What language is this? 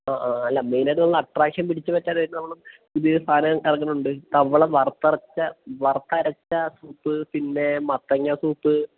Malayalam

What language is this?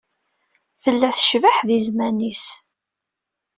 Kabyle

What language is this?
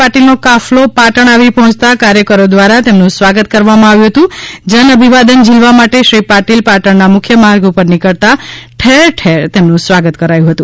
Gujarati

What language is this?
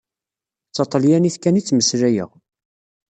Kabyle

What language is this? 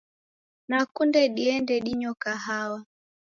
Taita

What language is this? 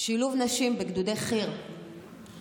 Hebrew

